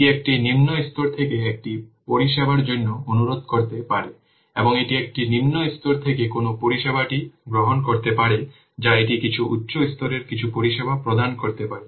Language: Bangla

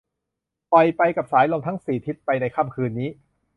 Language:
Thai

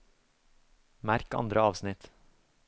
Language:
Norwegian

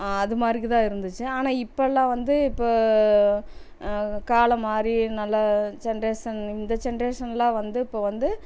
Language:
Tamil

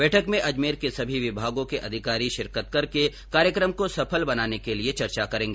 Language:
Hindi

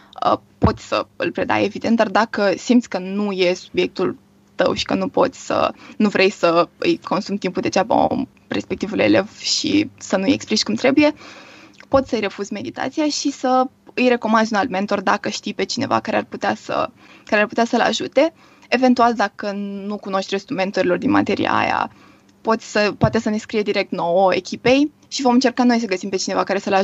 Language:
Romanian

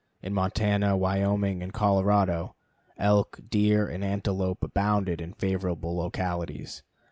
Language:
English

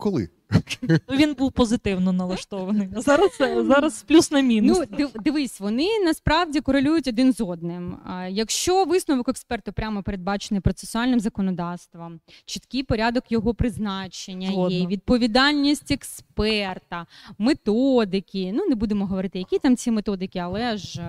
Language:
Ukrainian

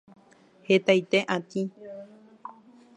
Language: Guarani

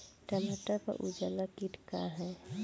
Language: Bhojpuri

